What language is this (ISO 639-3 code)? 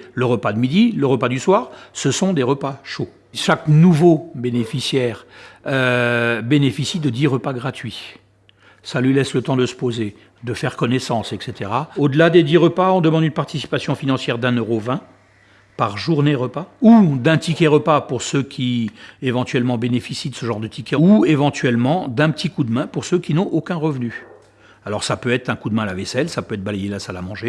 fra